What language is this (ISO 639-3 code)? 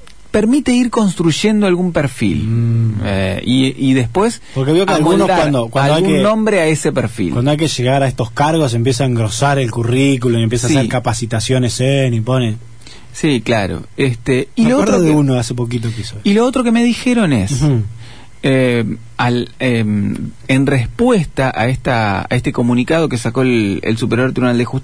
spa